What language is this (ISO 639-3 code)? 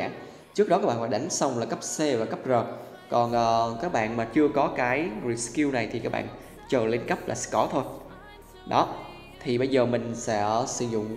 vie